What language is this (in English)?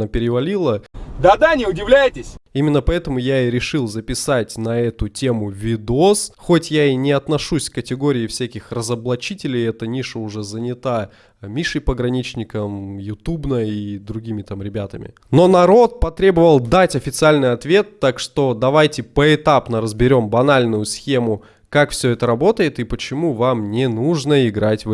Russian